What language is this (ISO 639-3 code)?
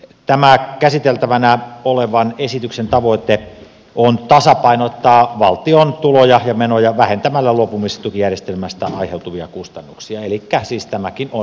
fin